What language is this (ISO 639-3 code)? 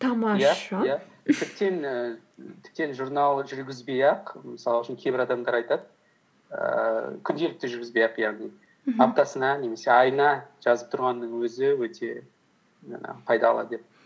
kaz